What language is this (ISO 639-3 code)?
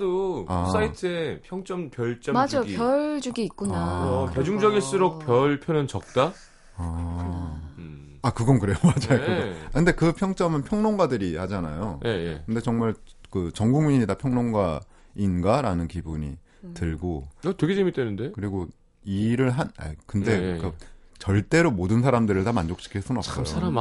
kor